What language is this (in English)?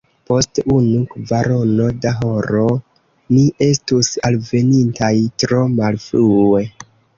Esperanto